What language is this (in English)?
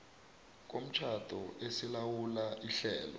South Ndebele